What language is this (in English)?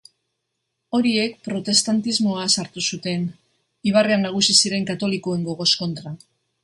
Basque